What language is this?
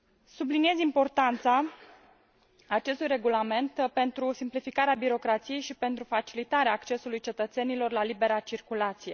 Romanian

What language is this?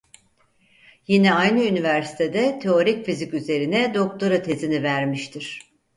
Turkish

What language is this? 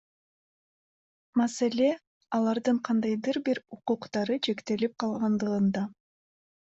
Kyrgyz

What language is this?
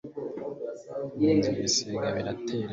Kinyarwanda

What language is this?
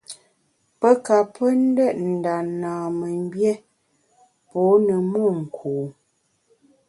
Bamun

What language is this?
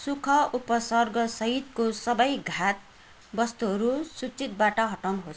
Nepali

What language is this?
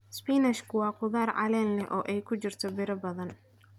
Somali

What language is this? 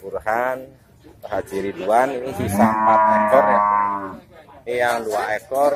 Indonesian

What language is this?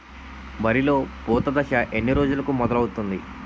Telugu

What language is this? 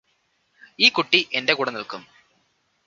Malayalam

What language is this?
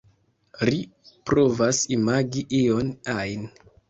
Esperanto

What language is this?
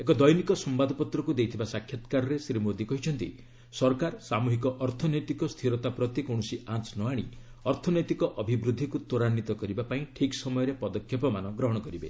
Odia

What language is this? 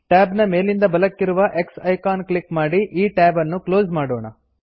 Kannada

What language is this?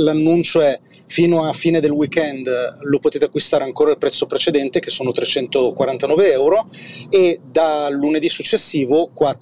Italian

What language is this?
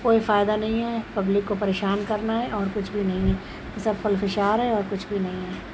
Urdu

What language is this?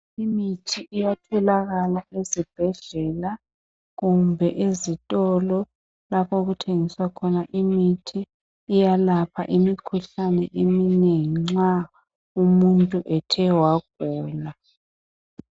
North Ndebele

